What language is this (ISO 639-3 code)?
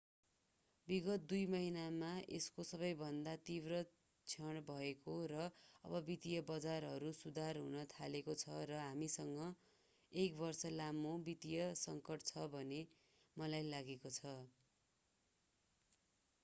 nep